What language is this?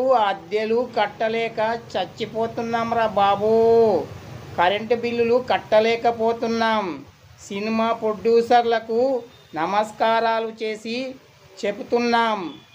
Telugu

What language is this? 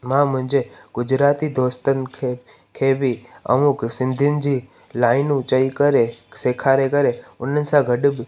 Sindhi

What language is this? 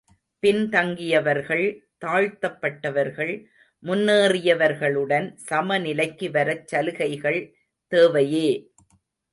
Tamil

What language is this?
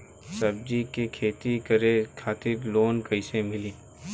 Bhojpuri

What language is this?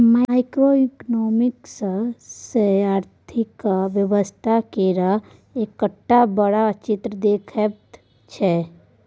Maithili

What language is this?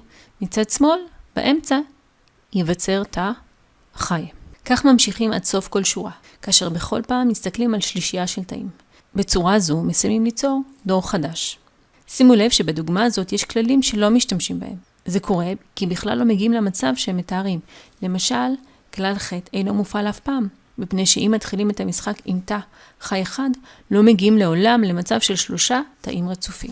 Hebrew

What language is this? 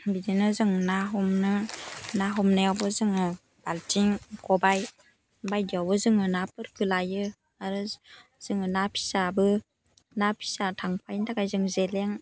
Bodo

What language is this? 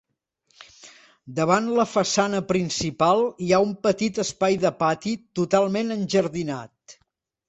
Catalan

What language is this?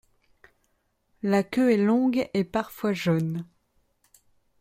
French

